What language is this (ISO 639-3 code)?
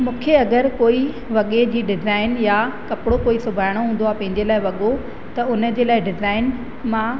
snd